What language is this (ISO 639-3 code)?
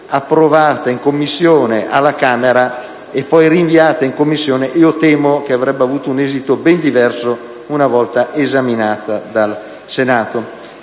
ita